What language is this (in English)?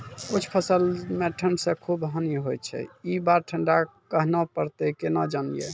Maithili